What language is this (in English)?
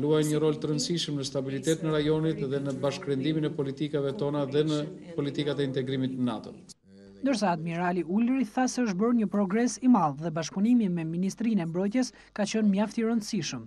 Romanian